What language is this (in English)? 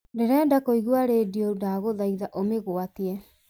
Kikuyu